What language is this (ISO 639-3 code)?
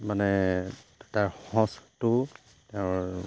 asm